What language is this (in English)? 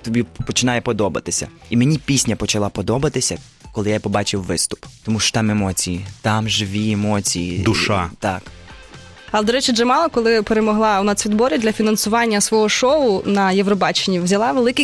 Ukrainian